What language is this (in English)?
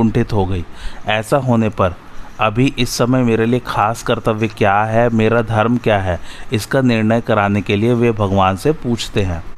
Hindi